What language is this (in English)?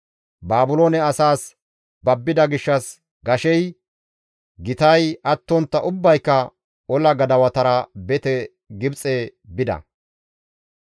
Gamo